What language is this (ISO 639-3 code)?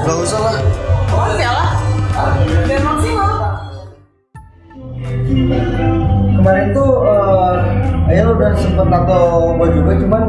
ind